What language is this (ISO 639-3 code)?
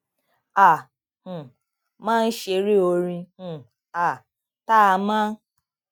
yor